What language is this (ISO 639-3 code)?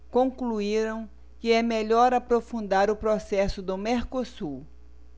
por